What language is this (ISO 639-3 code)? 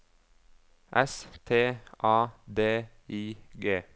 nor